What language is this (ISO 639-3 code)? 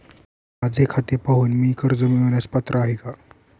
mar